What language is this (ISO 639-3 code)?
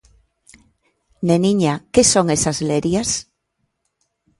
glg